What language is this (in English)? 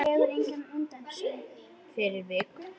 Icelandic